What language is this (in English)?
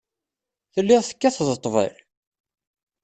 Kabyle